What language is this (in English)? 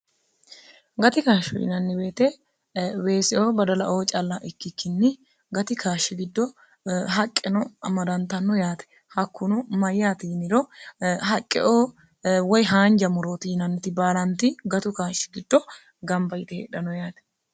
Sidamo